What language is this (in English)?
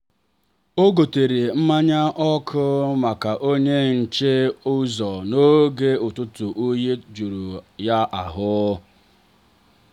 Igbo